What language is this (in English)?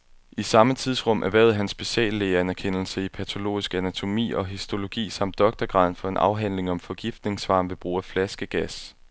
Danish